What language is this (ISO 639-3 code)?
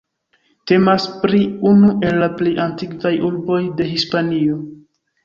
epo